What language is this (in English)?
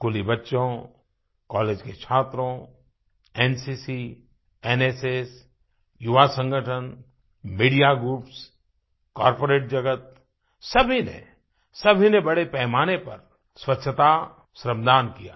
Hindi